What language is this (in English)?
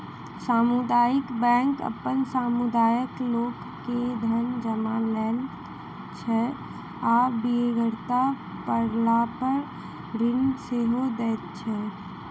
Maithili